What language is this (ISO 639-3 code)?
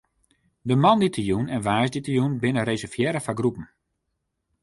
fry